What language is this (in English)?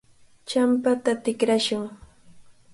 Cajatambo North Lima Quechua